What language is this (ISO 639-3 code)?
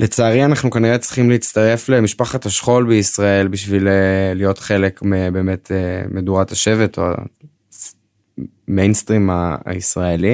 heb